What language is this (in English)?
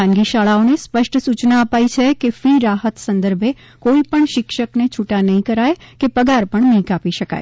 Gujarati